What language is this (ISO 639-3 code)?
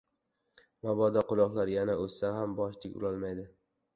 uzb